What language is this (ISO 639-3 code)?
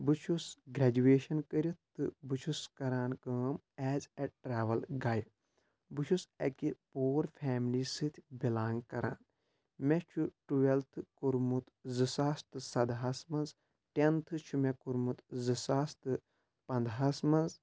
kas